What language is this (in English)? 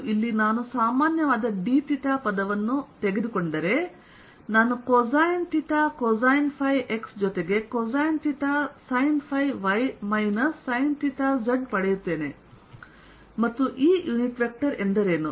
Kannada